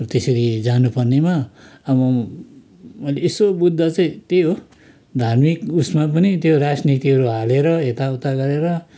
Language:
Nepali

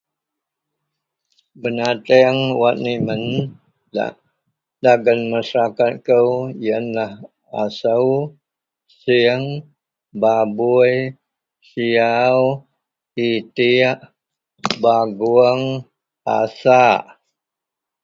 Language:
Central Melanau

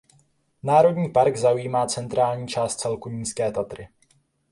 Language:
Czech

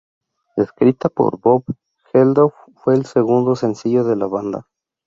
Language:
Spanish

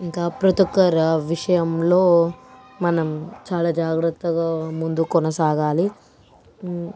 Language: Telugu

